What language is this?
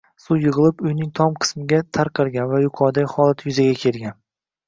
Uzbek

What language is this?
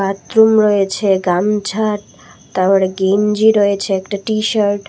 Bangla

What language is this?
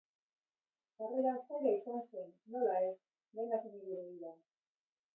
Basque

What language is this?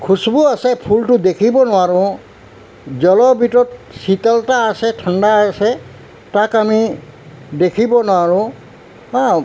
Assamese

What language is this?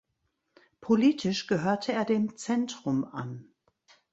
German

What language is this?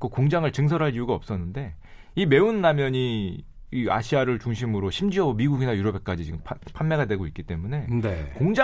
Korean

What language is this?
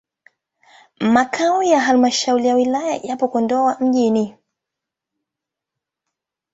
Swahili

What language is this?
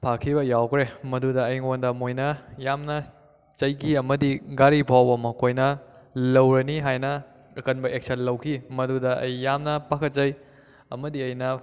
Manipuri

